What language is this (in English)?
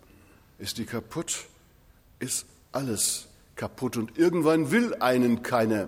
German